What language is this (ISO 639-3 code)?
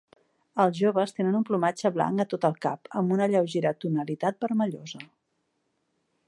cat